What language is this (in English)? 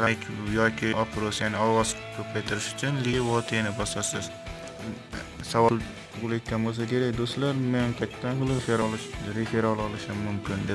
Turkish